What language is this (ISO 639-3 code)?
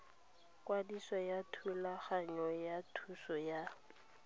tsn